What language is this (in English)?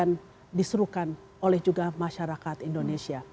Indonesian